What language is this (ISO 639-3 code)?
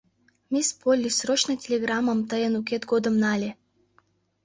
chm